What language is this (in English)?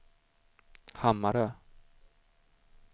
Swedish